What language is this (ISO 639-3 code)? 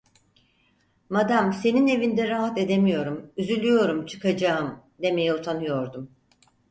tur